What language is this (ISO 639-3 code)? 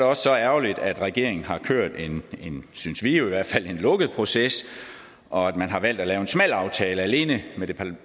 dan